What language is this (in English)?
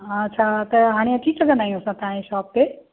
Sindhi